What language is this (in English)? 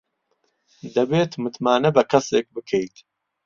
Central Kurdish